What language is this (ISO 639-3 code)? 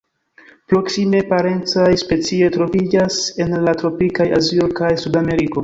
epo